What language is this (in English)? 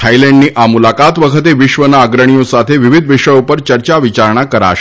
Gujarati